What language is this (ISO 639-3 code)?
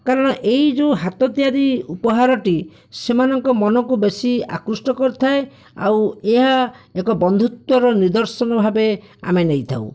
ori